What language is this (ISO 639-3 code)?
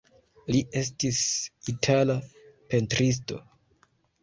epo